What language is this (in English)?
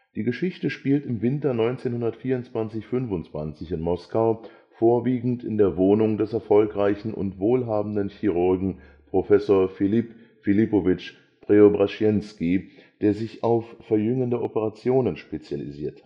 German